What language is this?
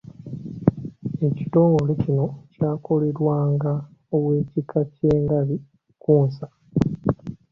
Ganda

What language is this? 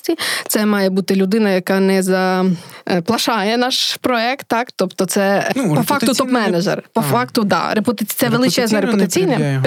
Ukrainian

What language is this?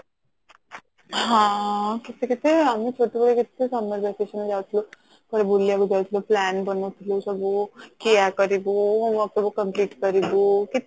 Odia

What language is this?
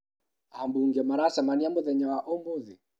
Kikuyu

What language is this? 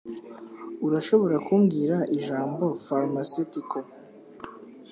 Kinyarwanda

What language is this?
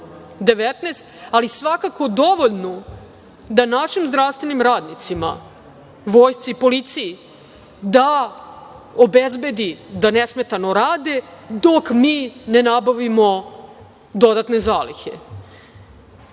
Serbian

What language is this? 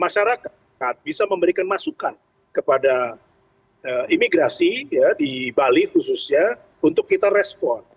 Indonesian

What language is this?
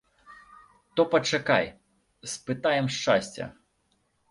Belarusian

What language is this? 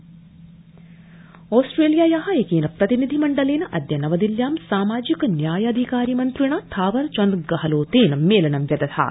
Sanskrit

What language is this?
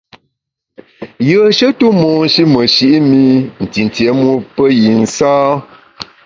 Bamun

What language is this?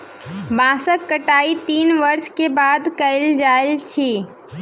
Maithili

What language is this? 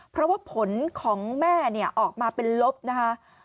Thai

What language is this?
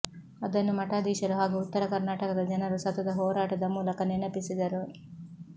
Kannada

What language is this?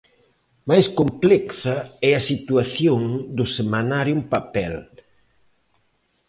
Galician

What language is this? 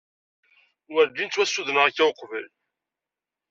Kabyle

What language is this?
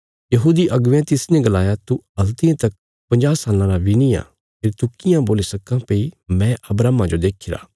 Bilaspuri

